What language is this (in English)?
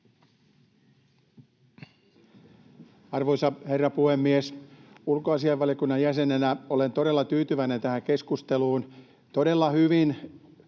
Finnish